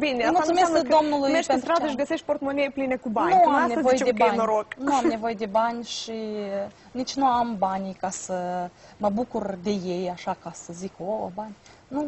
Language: Romanian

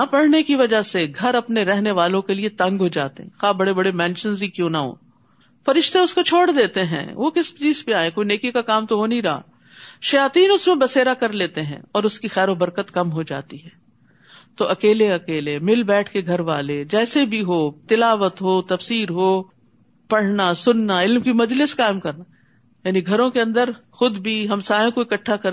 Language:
Urdu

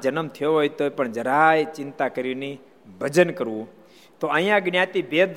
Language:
Gujarati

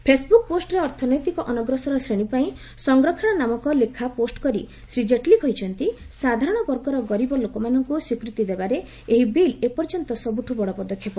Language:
Odia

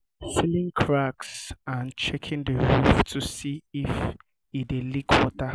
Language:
Nigerian Pidgin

